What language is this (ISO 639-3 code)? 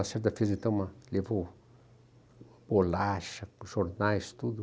por